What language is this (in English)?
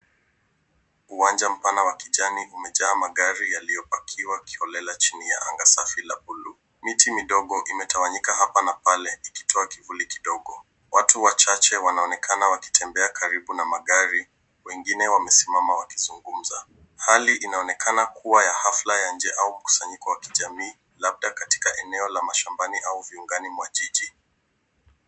Swahili